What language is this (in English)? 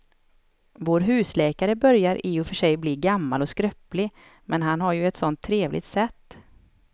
Swedish